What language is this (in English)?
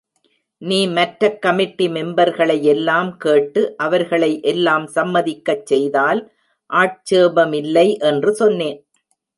Tamil